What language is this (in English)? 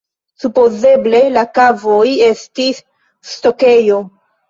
Esperanto